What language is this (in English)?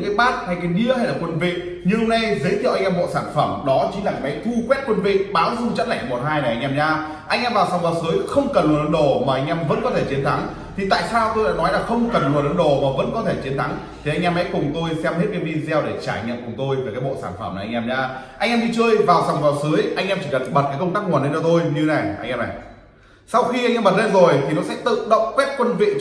Vietnamese